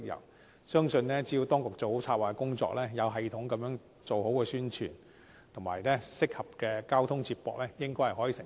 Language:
Cantonese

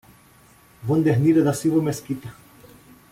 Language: Portuguese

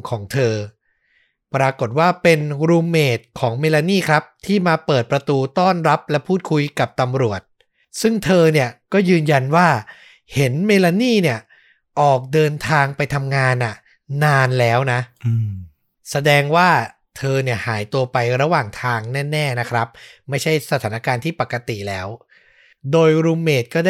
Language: Thai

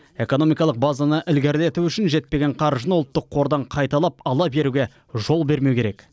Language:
Kazakh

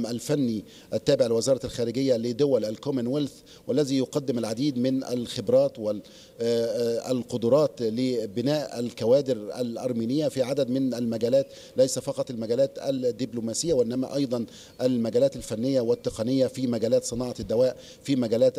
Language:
Arabic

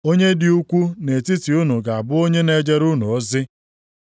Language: Igbo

